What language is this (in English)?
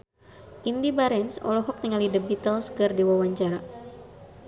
Sundanese